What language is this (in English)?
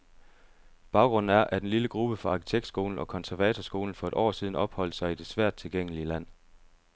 Danish